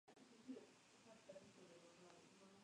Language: Spanish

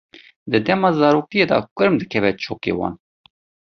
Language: Kurdish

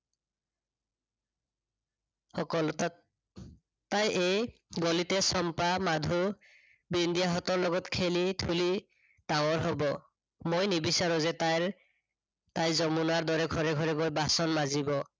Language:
Assamese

